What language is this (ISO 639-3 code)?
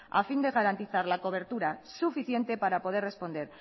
spa